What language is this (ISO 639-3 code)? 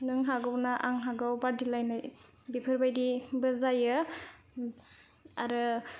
brx